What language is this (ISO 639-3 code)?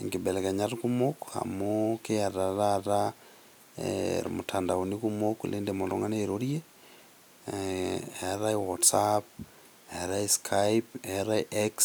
mas